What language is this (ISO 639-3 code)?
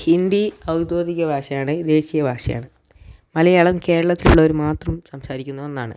mal